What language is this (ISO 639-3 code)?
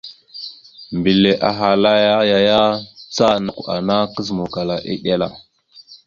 mxu